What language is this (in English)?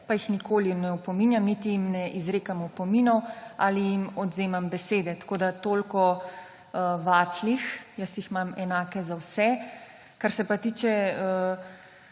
Slovenian